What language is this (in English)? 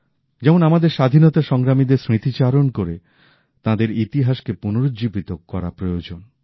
Bangla